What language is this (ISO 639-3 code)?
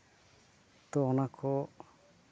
sat